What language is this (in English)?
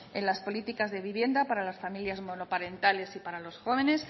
Spanish